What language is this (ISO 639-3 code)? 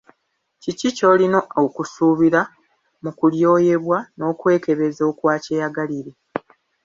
lug